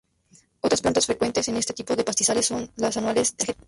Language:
Spanish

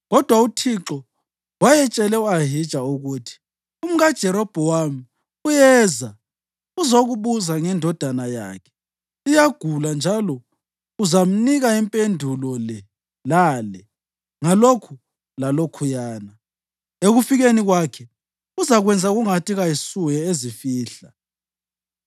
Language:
North Ndebele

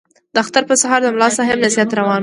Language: Pashto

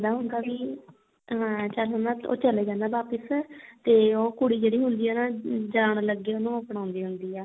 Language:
Punjabi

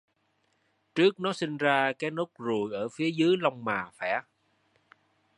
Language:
Vietnamese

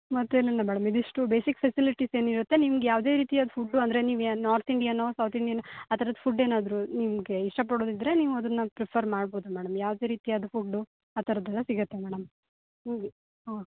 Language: Kannada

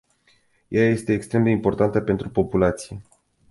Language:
Romanian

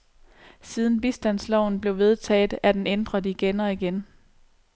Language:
Danish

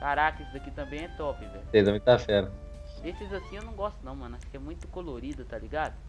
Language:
Portuguese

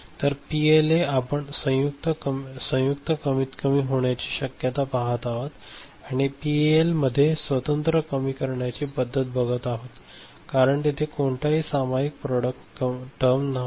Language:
Marathi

